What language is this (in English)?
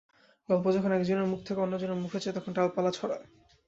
Bangla